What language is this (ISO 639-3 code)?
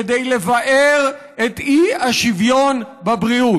heb